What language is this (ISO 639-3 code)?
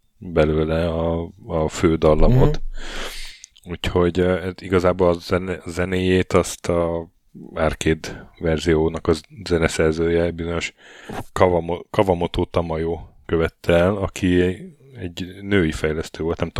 hun